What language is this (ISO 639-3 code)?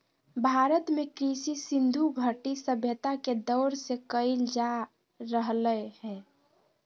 mag